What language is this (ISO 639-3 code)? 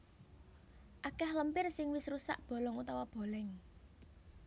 jav